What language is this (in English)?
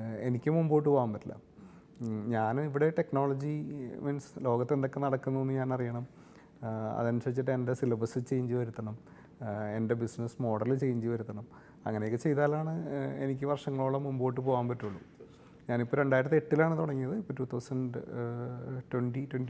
Malayalam